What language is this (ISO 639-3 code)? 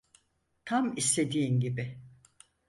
tur